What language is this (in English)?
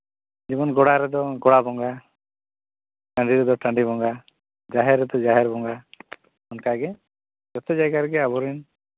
Santali